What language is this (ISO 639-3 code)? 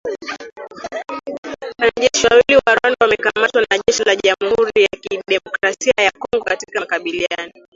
swa